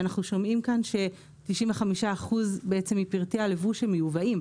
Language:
Hebrew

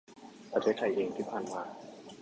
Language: Thai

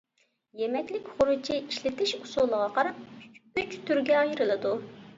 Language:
Uyghur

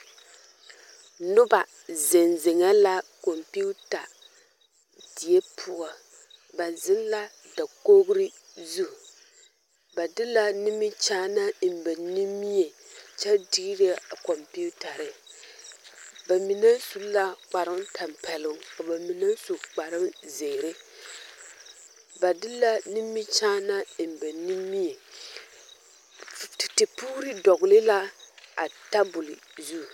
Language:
Southern Dagaare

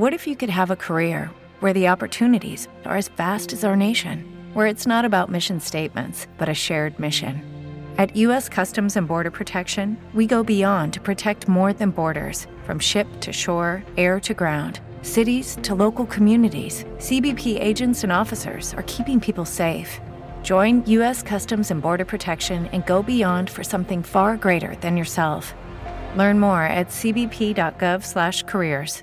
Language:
Filipino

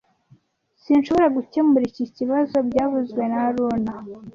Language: Kinyarwanda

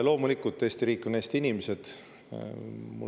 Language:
Estonian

